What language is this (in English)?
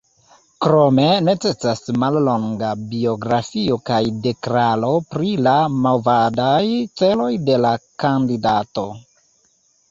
Esperanto